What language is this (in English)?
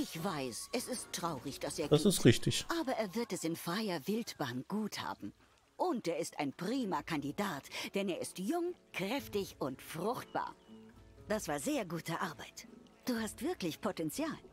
German